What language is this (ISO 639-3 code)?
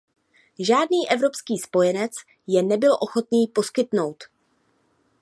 ces